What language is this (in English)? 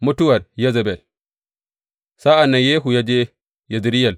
Hausa